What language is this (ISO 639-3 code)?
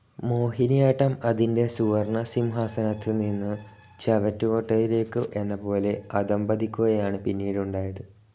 mal